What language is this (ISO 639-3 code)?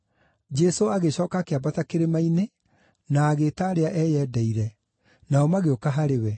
kik